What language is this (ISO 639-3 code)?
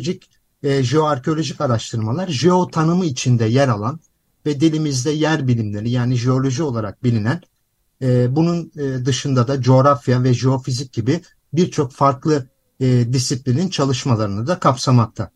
tur